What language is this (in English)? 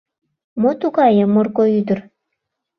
Mari